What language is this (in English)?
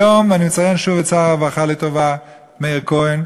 Hebrew